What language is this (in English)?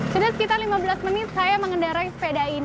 Indonesian